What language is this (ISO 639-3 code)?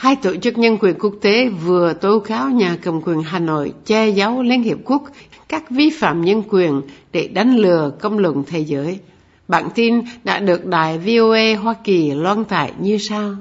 vie